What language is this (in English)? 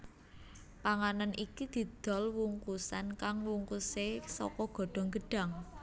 Javanese